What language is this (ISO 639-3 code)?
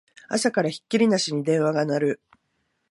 jpn